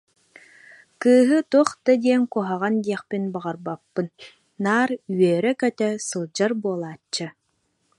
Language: Yakut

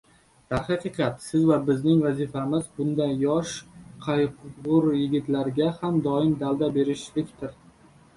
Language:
Uzbek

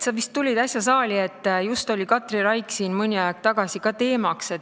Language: Estonian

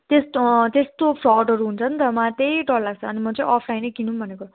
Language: Nepali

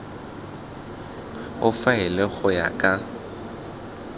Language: Tswana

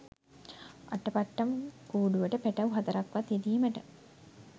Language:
Sinhala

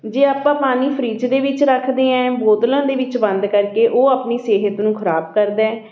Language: Punjabi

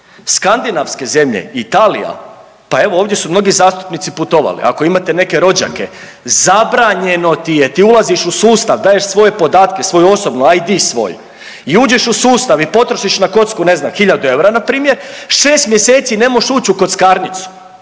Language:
Croatian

